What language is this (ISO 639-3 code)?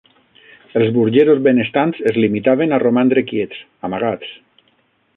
cat